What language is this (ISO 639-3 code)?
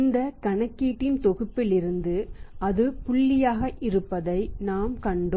tam